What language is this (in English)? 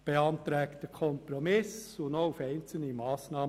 Swiss German